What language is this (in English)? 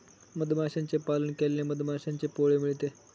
Marathi